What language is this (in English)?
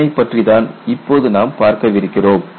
Tamil